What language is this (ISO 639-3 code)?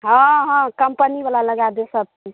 mai